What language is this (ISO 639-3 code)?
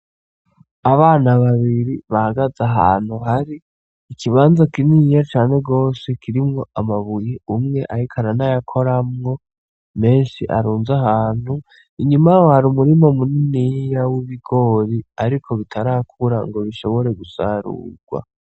run